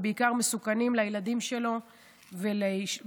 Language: Hebrew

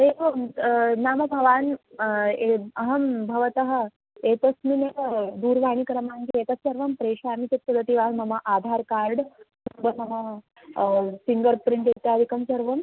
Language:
Sanskrit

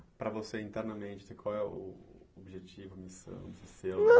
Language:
Portuguese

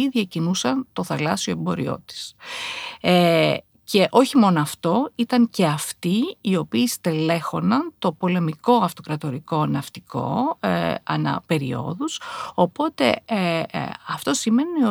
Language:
Greek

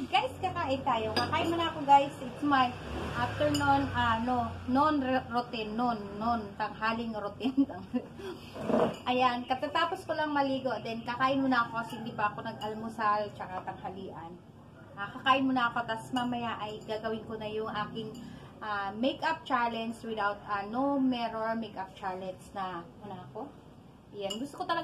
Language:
Filipino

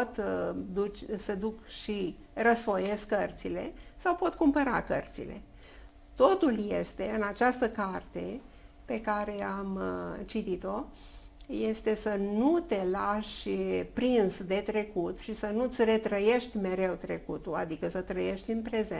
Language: Romanian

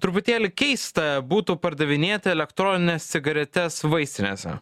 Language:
Lithuanian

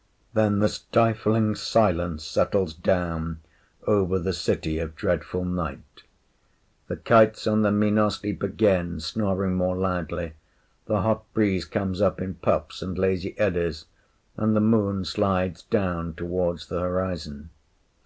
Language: English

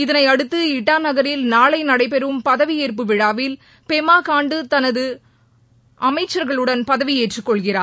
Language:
Tamil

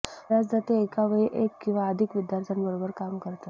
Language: Marathi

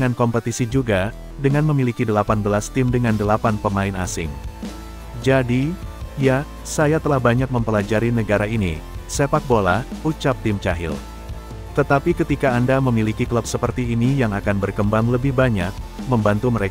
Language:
Indonesian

